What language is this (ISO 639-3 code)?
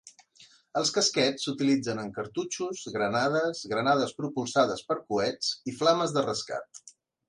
cat